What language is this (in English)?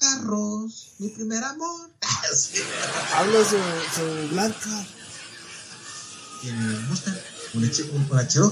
Spanish